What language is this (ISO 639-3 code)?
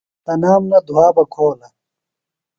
phl